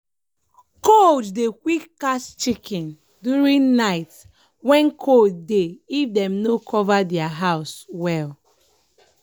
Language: Nigerian Pidgin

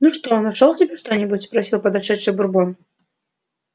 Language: Russian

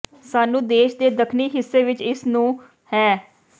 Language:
Punjabi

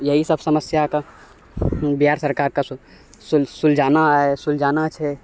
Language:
Maithili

